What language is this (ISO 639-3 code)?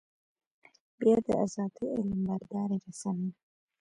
pus